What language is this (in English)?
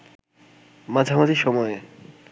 Bangla